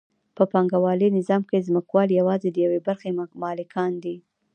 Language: Pashto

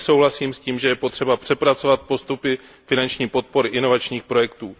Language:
Czech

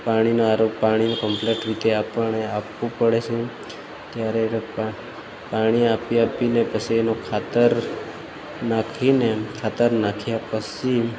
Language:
Gujarati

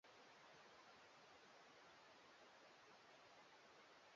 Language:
Swahili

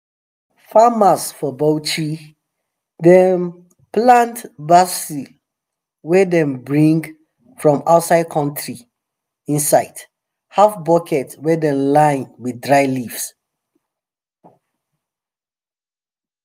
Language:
Nigerian Pidgin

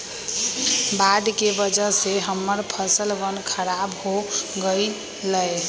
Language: Magahi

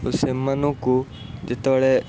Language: Odia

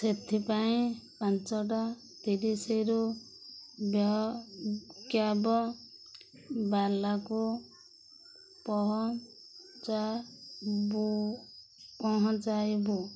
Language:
Odia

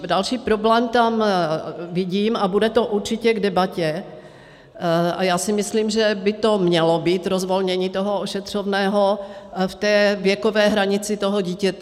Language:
Czech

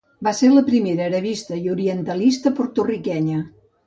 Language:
Catalan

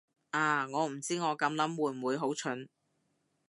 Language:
Cantonese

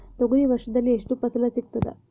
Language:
Kannada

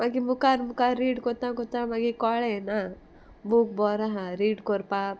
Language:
Konkani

